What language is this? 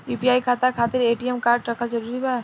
Bhojpuri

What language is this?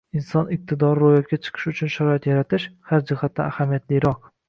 Uzbek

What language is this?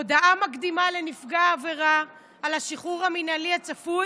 Hebrew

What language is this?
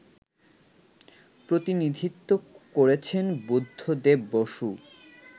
Bangla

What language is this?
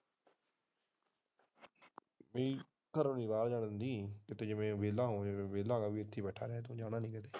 Punjabi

